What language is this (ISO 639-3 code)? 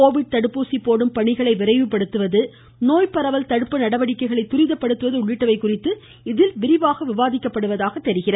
tam